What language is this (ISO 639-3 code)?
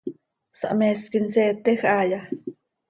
sei